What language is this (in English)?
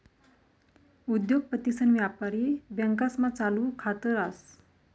Marathi